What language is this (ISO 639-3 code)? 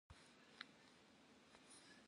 kbd